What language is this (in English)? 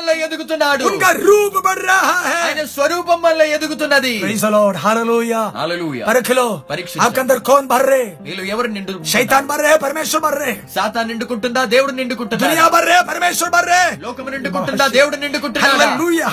Telugu